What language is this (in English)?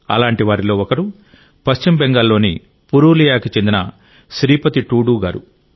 Telugu